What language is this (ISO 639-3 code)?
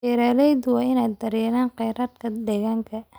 som